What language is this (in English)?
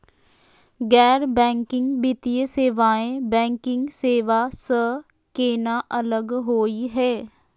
Magahi